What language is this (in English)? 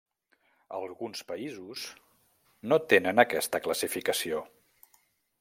Catalan